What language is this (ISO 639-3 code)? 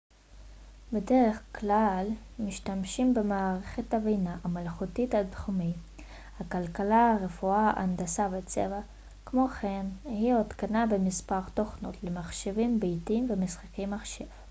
heb